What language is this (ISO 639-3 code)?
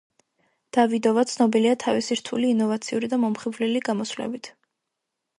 kat